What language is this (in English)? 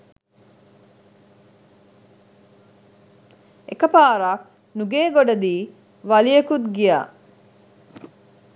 Sinhala